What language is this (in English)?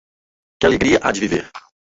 Portuguese